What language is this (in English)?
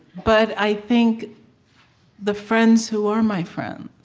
English